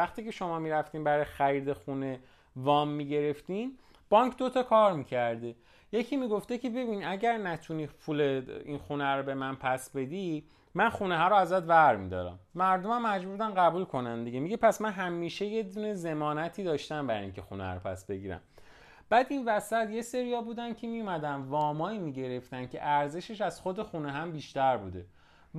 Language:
Persian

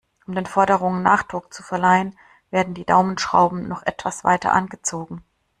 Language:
German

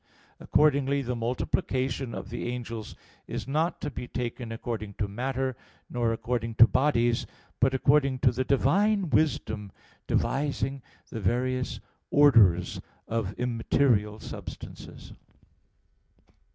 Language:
English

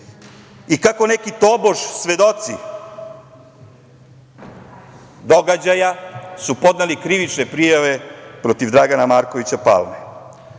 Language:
Serbian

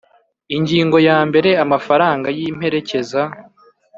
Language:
Kinyarwanda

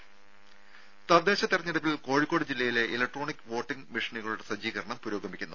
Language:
Malayalam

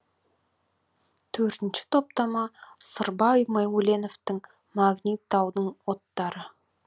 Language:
Kazakh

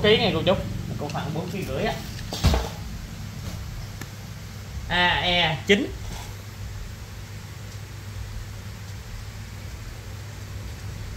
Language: Vietnamese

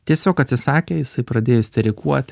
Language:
Lithuanian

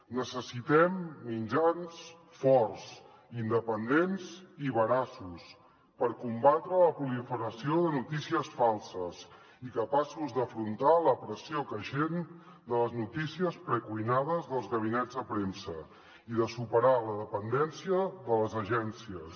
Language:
Catalan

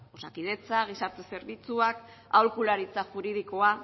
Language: Basque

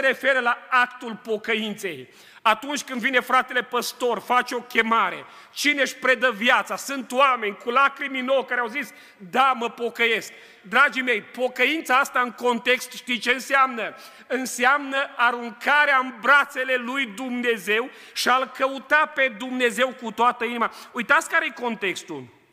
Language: Romanian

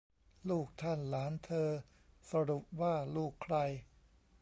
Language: Thai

